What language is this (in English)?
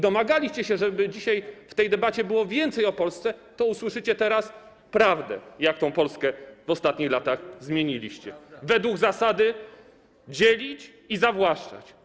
Polish